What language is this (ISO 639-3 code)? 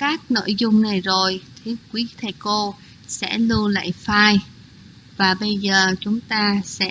vie